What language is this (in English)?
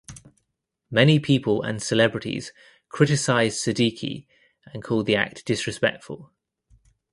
English